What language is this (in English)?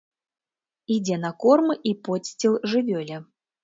Belarusian